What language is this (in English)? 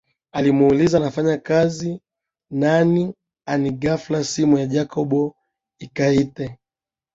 Swahili